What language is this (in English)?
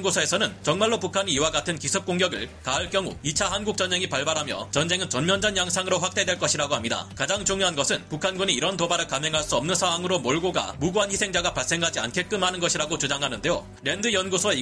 Korean